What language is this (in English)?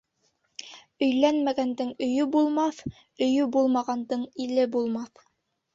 Bashkir